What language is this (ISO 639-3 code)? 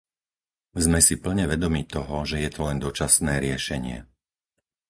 slk